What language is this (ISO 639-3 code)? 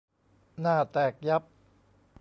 tha